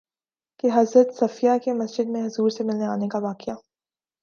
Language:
Urdu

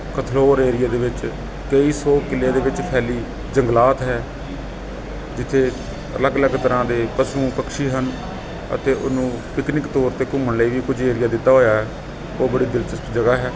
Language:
Punjabi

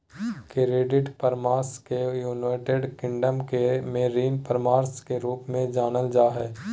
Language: Magahi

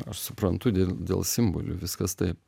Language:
Lithuanian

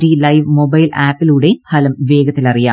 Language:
Malayalam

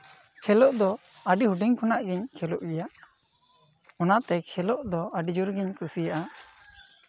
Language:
Santali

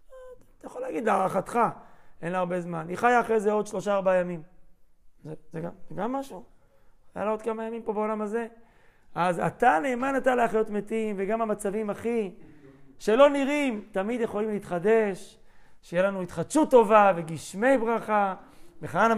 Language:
Hebrew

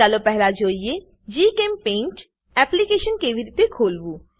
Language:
Gujarati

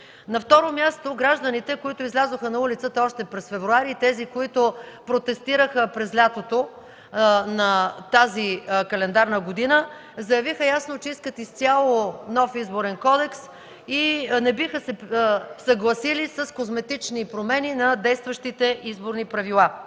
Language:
Bulgarian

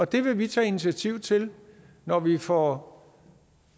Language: Danish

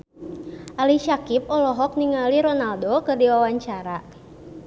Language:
Sundanese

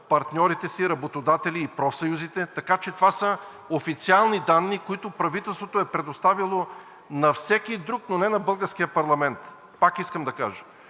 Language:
Bulgarian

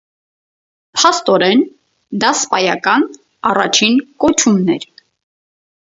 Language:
Armenian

